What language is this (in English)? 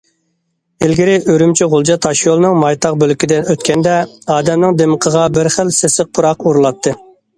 Uyghur